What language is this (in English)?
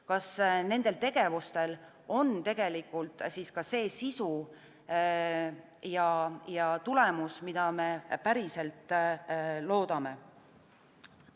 Estonian